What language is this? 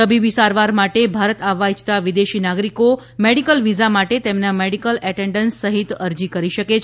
Gujarati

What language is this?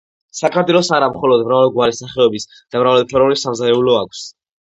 Georgian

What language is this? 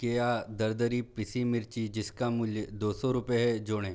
Hindi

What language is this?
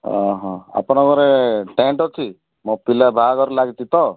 Odia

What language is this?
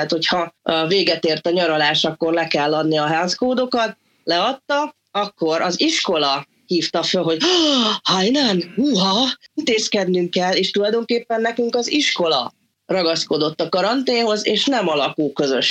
Hungarian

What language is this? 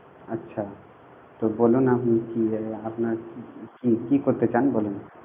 Bangla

